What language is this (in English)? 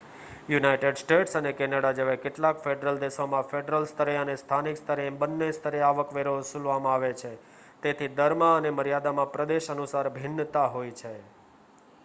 Gujarati